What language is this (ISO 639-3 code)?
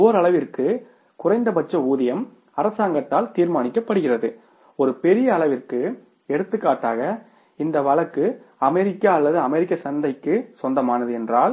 tam